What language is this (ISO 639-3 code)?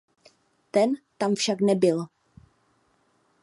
ces